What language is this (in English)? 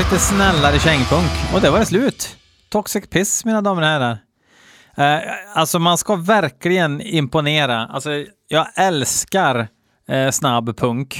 Swedish